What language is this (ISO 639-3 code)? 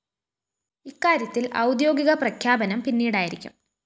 mal